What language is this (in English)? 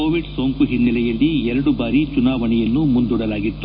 Kannada